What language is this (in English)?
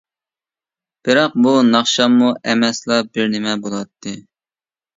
Uyghur